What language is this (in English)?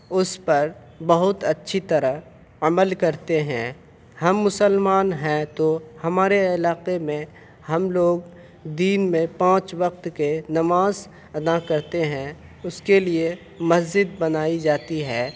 Urdu